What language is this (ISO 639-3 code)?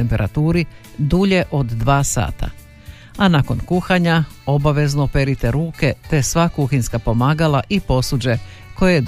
hrv